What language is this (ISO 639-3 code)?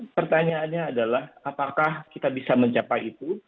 ind